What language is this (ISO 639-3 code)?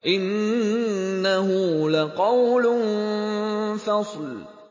ara